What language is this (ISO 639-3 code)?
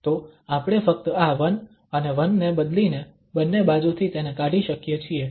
guj